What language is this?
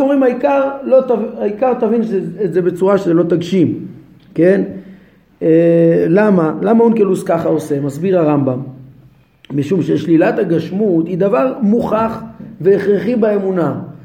Hebrew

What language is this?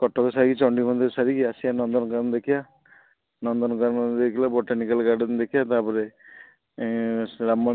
Odia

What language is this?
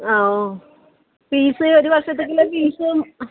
Malayalam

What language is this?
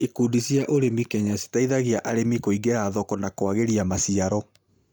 Kikuyu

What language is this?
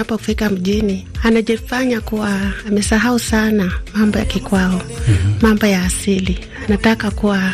Swahili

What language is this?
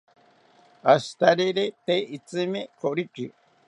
South Ucayali Ashéninka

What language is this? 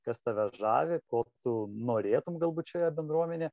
Lithuanian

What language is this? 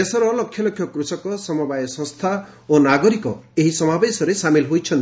Odia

